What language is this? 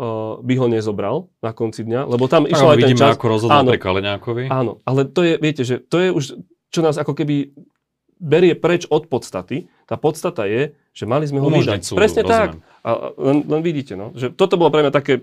Slovak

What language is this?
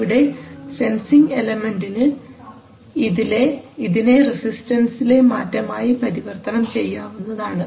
Malayalam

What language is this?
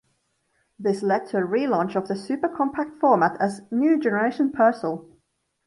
English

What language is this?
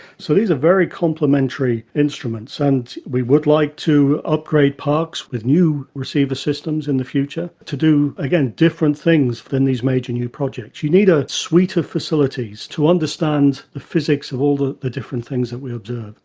English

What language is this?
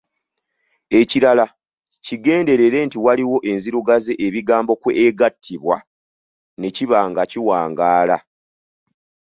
Ganda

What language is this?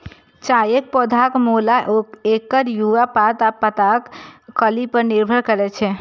Maithili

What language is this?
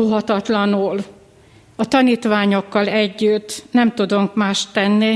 Hungarian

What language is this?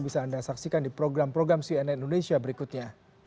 Indonesian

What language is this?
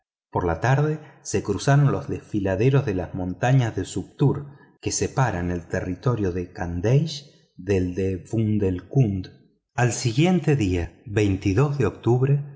Spanish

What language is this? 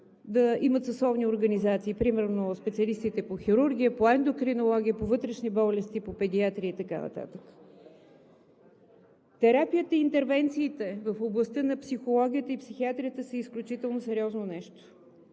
Bulgarian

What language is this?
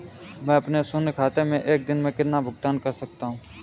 Hindi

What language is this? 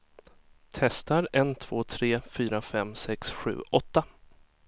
Swedish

